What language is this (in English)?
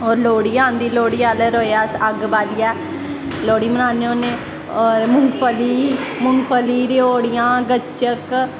Dogri